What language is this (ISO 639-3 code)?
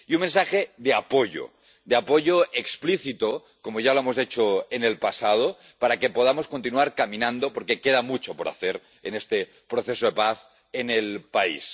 spa